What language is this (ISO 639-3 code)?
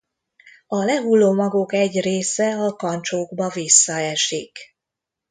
hun